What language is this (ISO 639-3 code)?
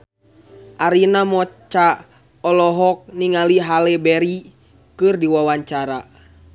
sun